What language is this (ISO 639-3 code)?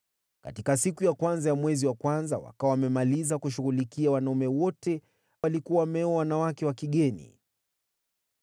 swa